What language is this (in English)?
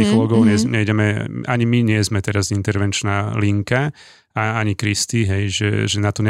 Slovak